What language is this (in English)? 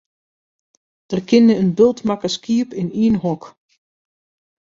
Western Frisian